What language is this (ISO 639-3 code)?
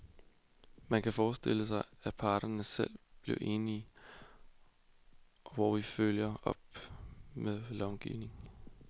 dan